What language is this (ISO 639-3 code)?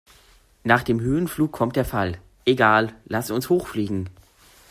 deu